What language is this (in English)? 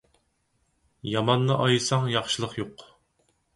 Uyghur